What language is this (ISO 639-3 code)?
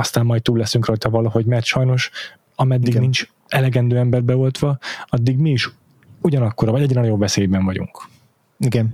hun